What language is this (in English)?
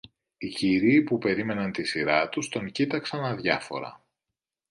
Greek